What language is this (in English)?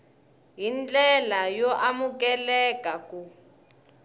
Tsonga